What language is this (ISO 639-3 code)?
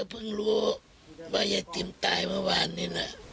tha